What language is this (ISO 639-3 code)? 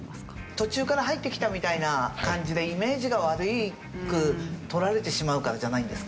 jpn